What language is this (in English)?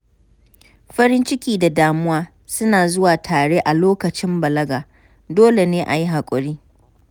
Hausa